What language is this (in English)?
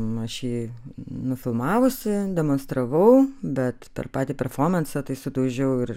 Lithuanian